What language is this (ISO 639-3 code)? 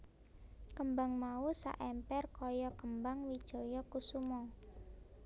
jav